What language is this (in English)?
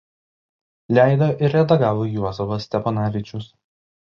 Lithuanian